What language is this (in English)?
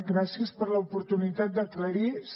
Catalan